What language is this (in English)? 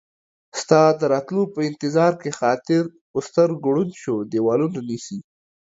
Pashto